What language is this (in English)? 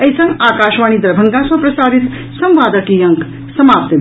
Maithili